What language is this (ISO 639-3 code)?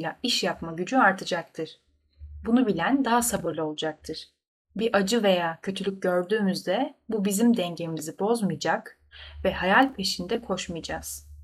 tur